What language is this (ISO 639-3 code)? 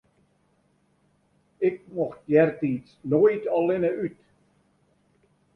fry